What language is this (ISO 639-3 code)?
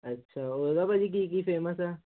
pan